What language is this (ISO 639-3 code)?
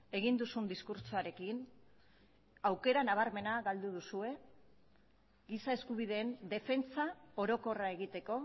eus